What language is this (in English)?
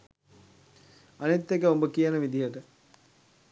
Sinhala